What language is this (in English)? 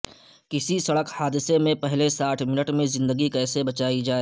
Urdu